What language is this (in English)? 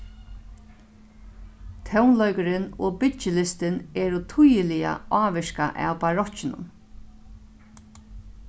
Faroese